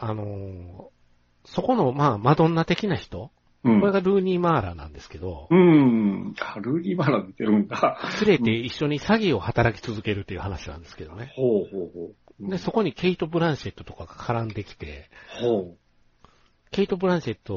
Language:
Japanese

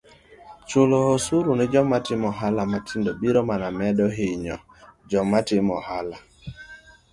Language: Luo (Kenya and Tanzania)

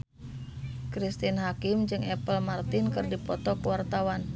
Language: Sundanese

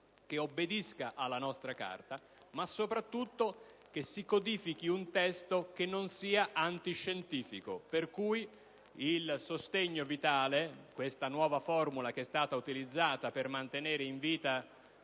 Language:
Italian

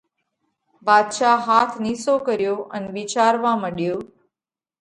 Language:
Parkari Koli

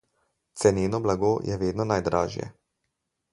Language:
Slovenian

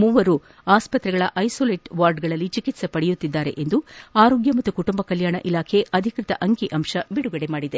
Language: Kannada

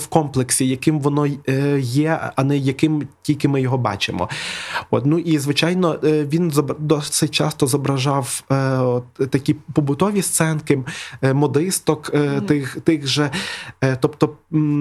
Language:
Ukrainian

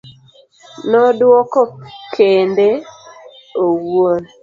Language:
Luo (Kenya and Tanzania)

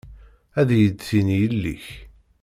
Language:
Kabyle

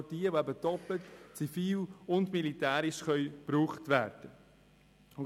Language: Swiss German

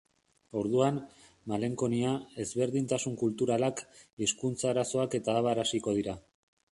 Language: Basque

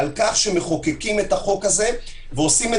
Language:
Hebrew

